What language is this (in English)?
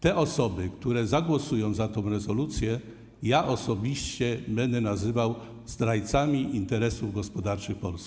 Polish